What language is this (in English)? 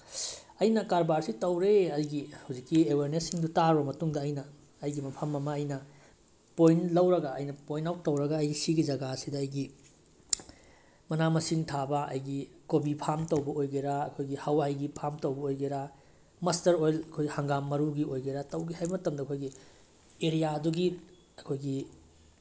Manipuri